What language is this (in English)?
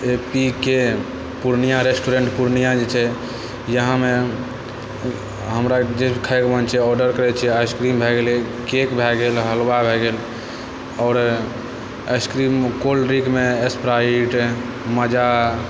Maithili